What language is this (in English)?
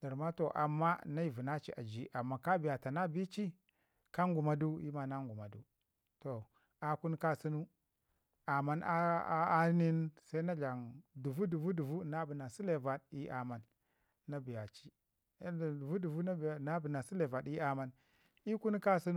Ngizim